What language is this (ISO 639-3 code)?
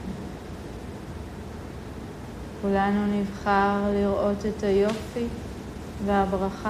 heb